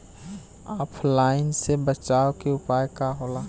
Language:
Bhojpuri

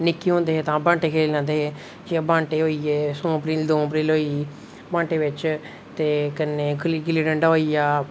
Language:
Dogri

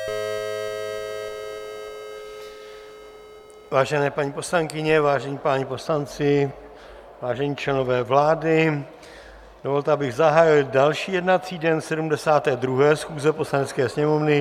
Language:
Czech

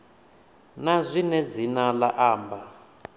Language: Venda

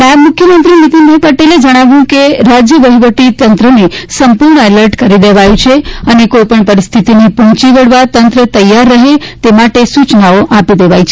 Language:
Gujarati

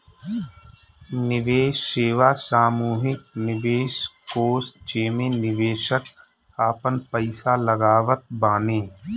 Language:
Bhojpuri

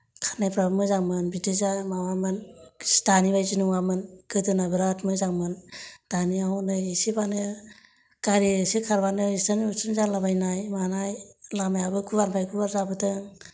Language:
Bodo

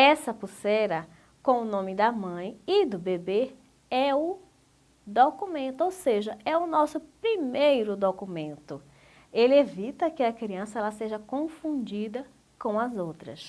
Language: Portuguese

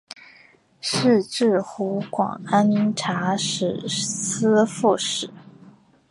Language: Chinese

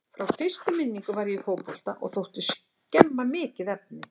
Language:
Icelandic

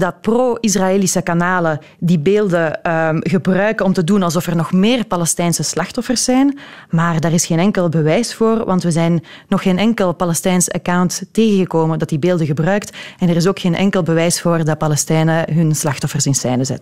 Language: Dutch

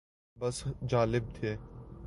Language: Urdu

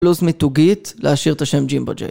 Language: Hebrew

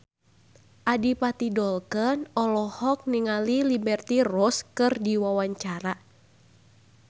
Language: Sundanese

